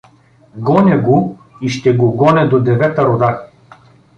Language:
Bulgarian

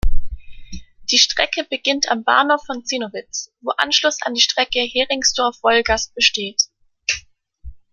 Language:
German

